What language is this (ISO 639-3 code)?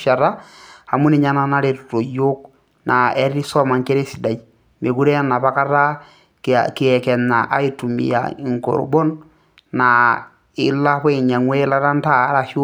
mas